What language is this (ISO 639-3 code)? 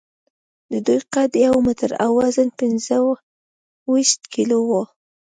pus